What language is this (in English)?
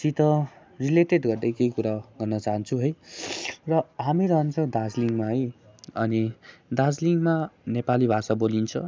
Nepali